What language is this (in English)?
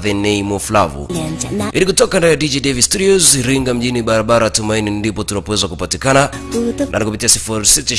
Swahili